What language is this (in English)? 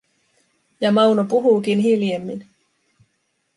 Finnish